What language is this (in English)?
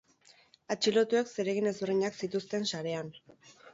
Basque